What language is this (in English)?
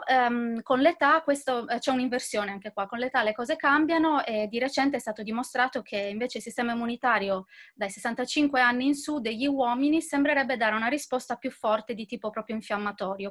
Italian